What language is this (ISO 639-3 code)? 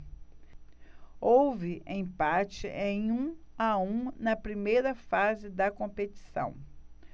por